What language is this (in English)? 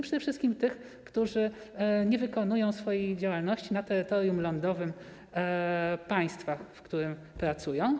Polish